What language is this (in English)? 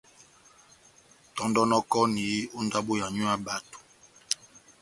Batanga